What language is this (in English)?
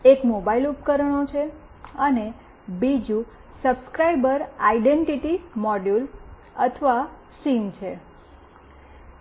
Gujarati